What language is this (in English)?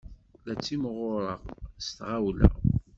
Kabyle